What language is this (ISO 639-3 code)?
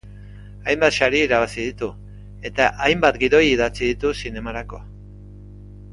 eus